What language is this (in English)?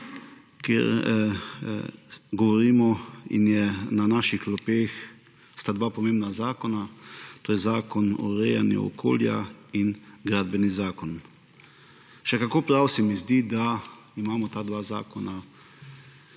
Slovenian